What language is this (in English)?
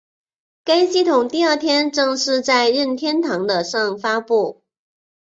Chinese